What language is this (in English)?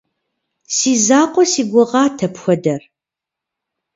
Kabardian